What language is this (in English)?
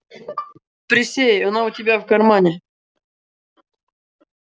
Russian